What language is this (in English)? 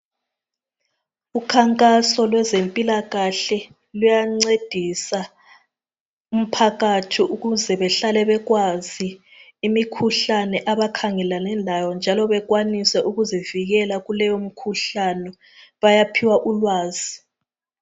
North Ndebele